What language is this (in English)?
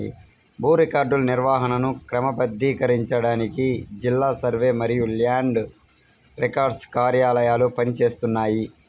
Telugu